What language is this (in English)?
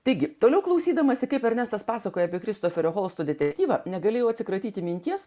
Lithuanian